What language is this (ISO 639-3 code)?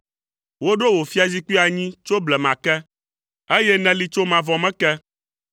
ewe